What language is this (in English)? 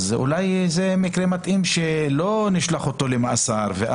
Hebrew